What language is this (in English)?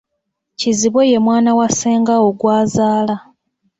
Ganda